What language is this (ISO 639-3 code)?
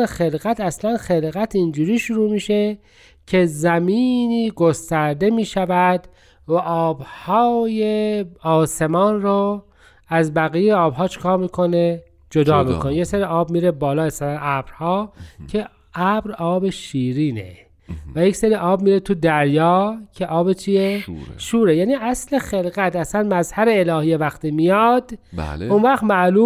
fas